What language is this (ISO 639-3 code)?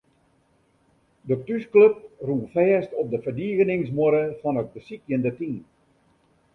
fry